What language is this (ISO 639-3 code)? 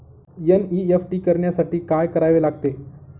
mar